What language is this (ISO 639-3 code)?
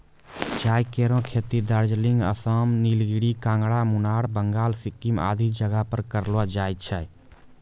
mai